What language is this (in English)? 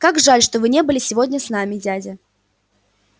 Russian